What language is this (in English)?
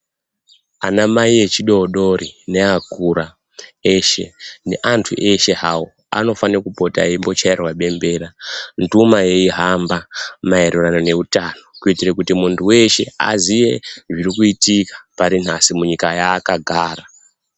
Ndau